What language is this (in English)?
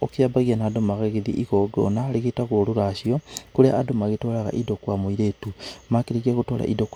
Kikuyu